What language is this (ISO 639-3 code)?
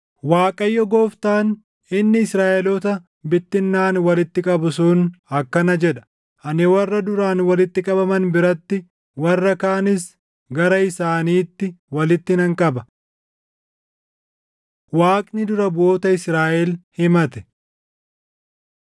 orm